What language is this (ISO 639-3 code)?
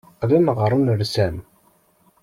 kab